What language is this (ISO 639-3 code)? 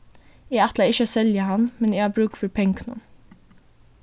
fao